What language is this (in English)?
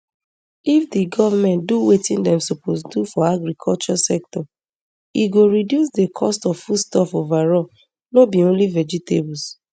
Nigerian Pidgin